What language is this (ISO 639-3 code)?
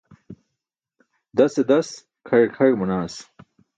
bsk